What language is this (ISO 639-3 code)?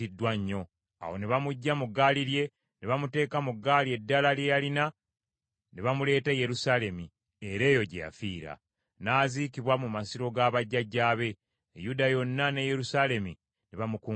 lug